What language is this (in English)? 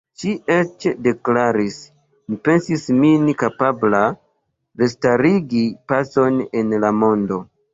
Esperanto